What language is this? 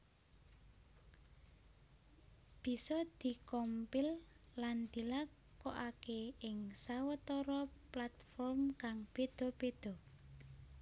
Javanese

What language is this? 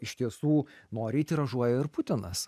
Lithuanian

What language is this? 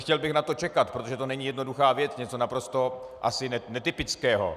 Czech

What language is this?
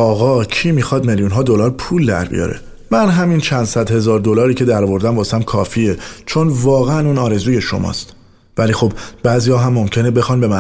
Persian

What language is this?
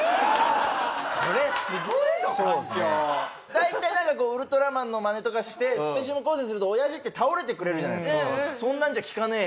Japanese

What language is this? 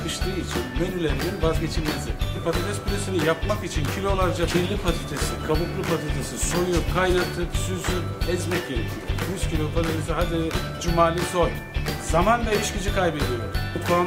Turkish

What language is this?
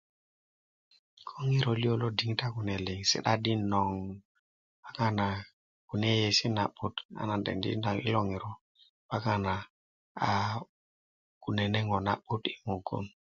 Kuku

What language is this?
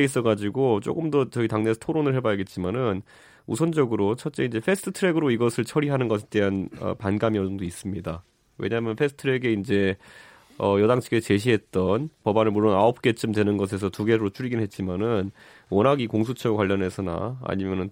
Korean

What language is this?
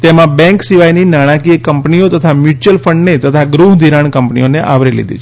Gujarati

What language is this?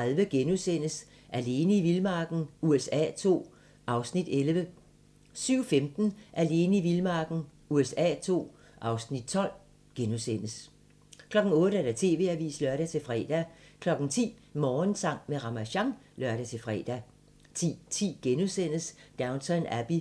Danish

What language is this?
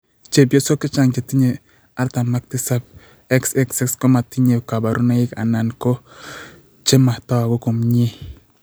Kalenjin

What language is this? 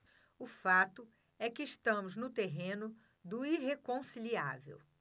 Portuguese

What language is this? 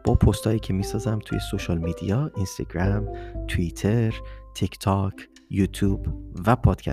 Persian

